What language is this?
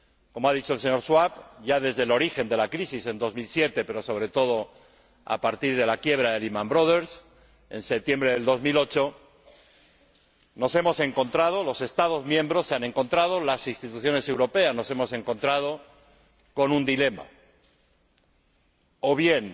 Spanish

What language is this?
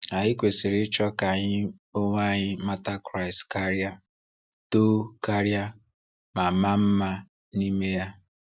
Igbo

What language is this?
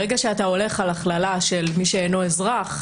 Hebrew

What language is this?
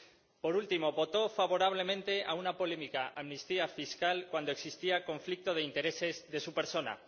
Spanish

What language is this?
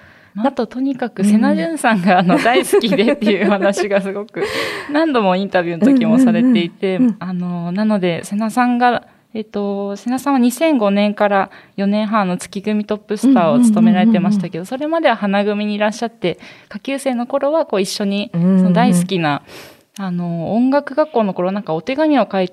Japanese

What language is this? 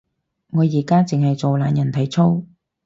Cantonese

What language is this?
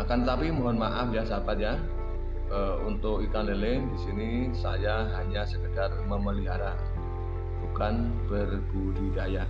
Indonesian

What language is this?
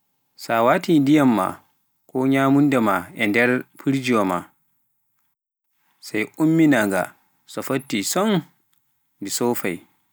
Pular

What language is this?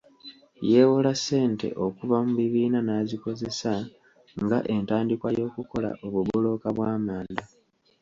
Ganda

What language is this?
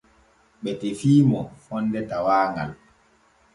Borgu Fulfulde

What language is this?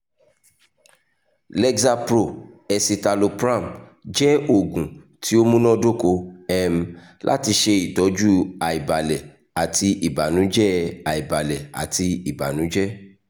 Yoruba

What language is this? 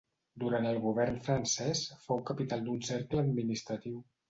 Catalan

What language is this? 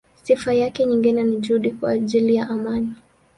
Swahili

